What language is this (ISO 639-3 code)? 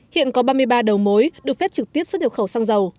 vie